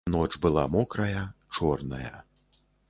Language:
Belarusian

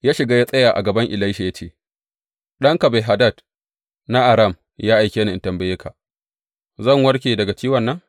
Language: Hausa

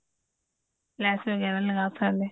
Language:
Punjabi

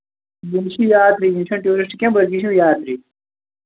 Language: Kashmiri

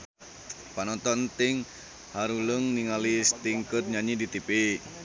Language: Sundanese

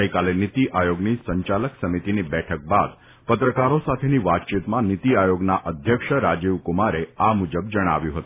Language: Gujarati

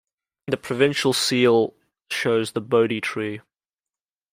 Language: English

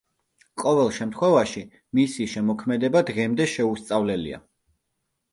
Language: Georgian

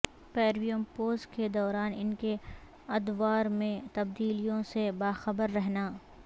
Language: Urdu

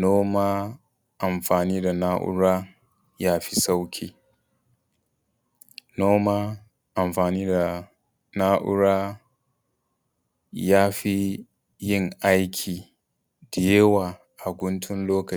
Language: Hausa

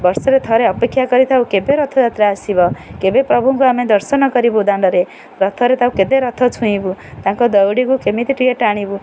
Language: Odia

